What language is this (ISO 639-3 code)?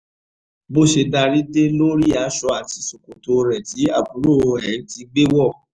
yor